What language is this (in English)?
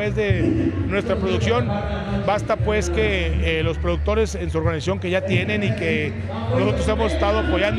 Spanish